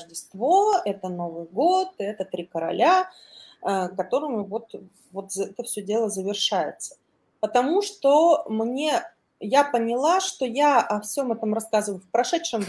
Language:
Russian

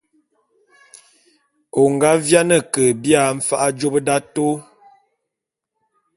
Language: Bulu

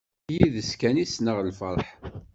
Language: Kabyle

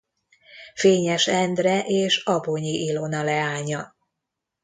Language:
Hungarian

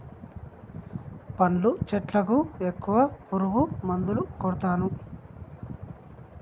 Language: Telugu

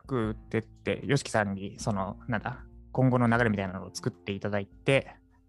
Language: Japanese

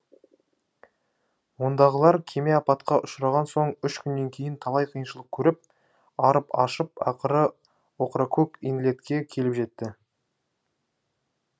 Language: Kazakh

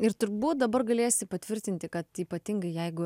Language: Lithuanian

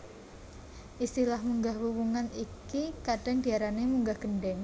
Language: Javanese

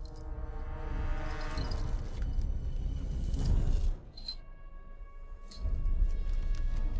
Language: Vietnamese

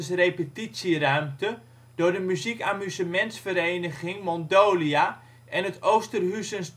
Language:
Dutch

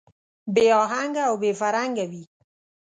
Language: Pashto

